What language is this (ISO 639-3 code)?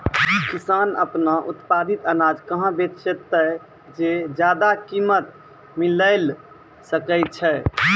mai